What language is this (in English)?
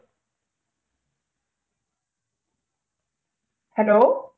Malayalam